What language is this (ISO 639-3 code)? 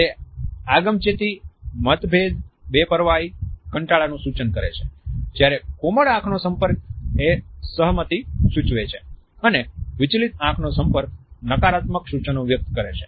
guj